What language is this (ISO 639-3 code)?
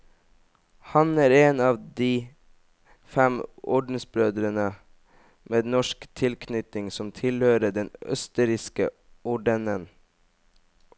nor